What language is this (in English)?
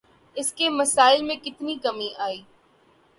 Urdu